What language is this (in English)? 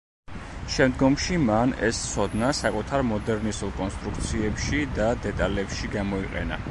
Georgian